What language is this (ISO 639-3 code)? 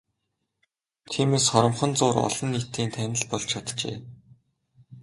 mon